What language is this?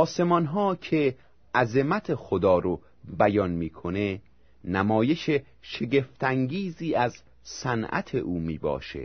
Persian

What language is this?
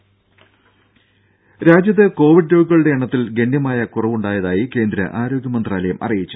Malayalam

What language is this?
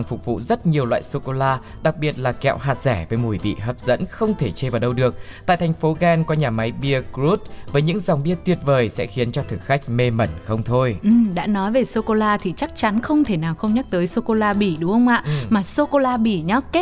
Vietnamese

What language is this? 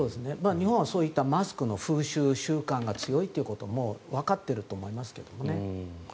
Japanese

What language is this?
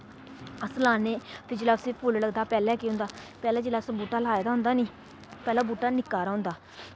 Dogri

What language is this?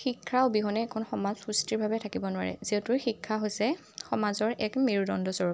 Assamese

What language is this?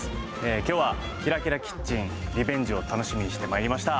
Japanese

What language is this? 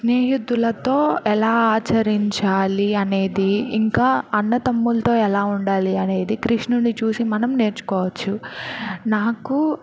Telugu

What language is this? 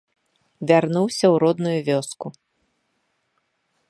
Belarusian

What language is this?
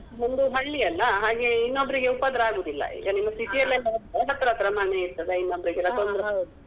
Kannada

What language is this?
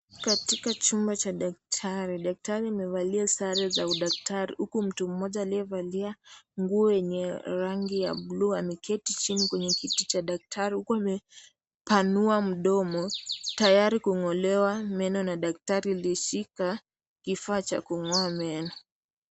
Swahili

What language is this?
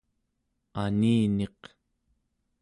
Central Yupik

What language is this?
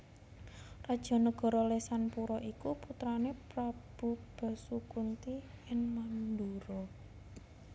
Javanese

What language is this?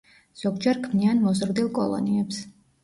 Georgian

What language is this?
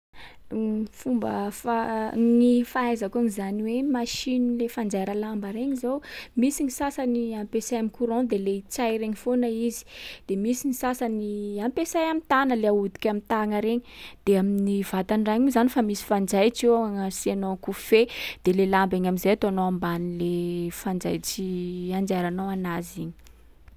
Sakalava Malagasy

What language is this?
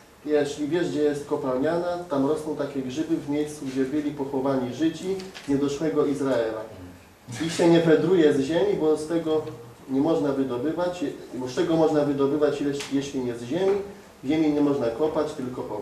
Polish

